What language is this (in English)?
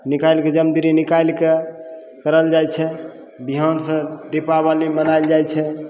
Maithili